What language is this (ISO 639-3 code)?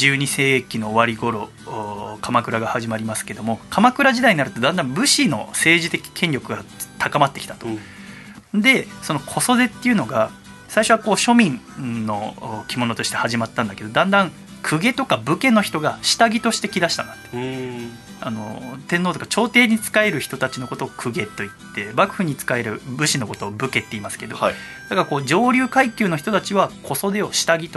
jpn